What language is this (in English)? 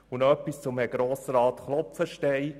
Swiss German